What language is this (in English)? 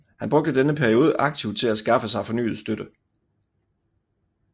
Danish